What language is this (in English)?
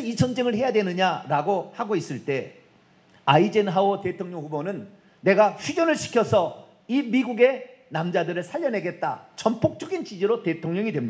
Korean